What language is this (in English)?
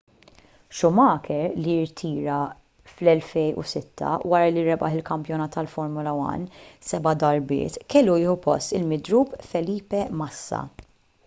Maltese